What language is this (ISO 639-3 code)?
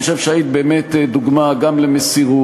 heb